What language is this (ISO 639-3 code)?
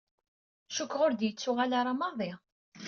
kab